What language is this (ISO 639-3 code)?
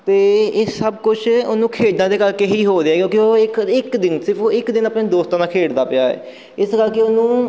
pan